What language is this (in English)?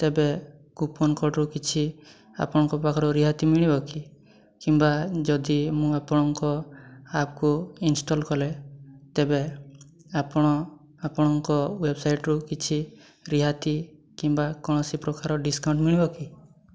Odia